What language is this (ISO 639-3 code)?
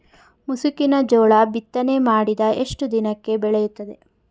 kan